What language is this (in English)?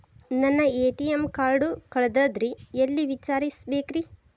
Kannada